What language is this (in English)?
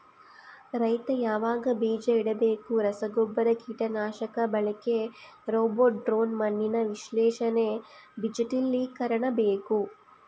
Kannada